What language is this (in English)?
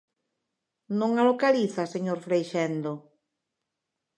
Galician